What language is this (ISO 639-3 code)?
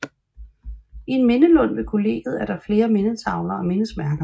dan